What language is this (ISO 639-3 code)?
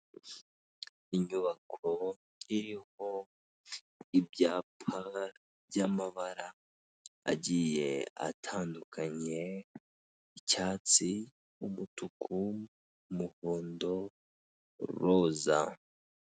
kin